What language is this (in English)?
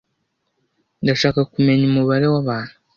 Kinyarwanda